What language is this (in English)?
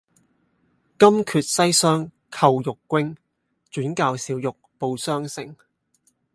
Cantonese